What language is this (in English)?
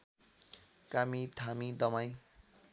Nepali